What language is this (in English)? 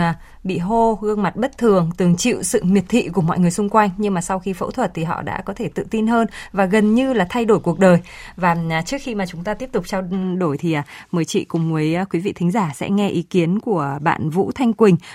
Vietnamese